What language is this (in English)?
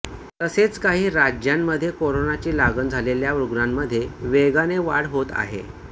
Marathi